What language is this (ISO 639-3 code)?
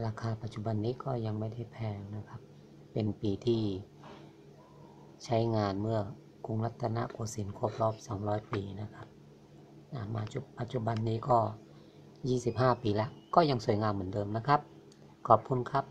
tha